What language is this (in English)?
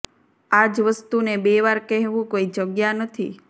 Gujarati